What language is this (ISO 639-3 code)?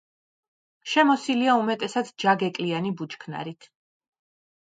kat